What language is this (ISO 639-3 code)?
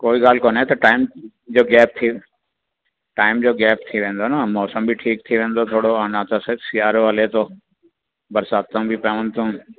snd